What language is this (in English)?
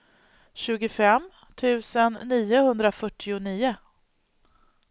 Swedish